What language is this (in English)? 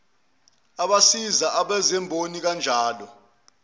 Zulu